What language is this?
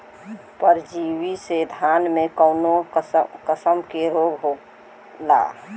Bhojpuri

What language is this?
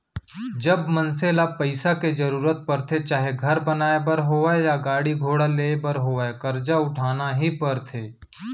Chhattisgarhi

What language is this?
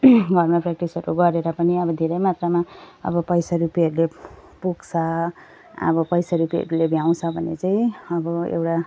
Nepali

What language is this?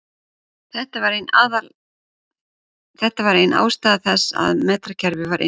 Icelandic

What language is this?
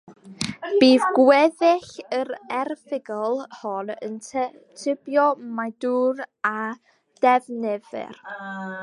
Welsh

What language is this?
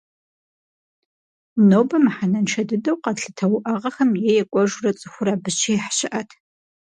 Kabardian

